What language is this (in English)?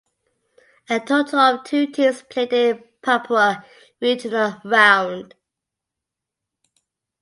English